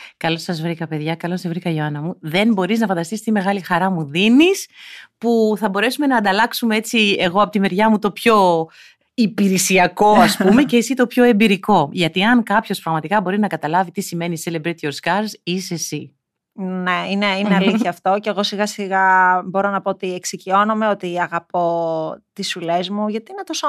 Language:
Greek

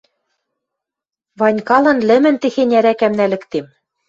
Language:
Western Mari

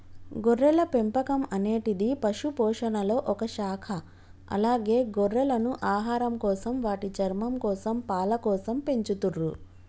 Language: Telugu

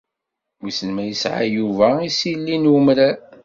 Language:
Kabyle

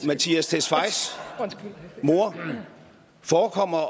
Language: Danish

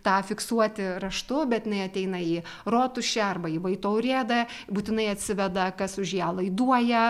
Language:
Lithuanian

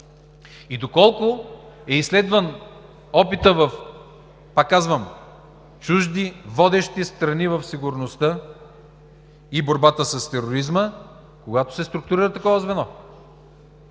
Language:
Bulgarian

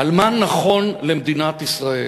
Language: Hebrew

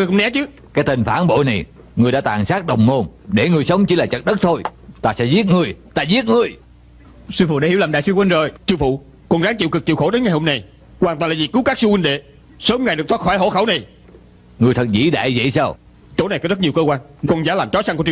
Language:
Vietnamese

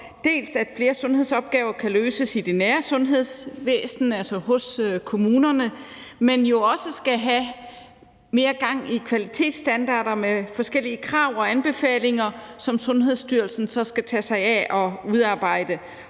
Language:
Danish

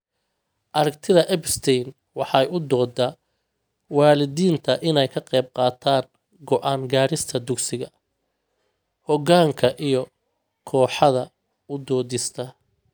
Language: Somali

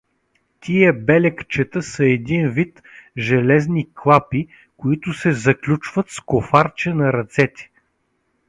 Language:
Bulgarian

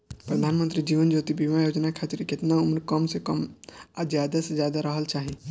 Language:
Bhojpuri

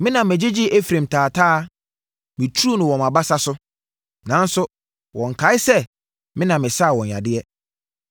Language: Akan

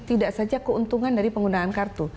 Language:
Indonesian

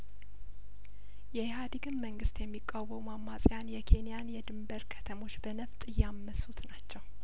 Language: Amharic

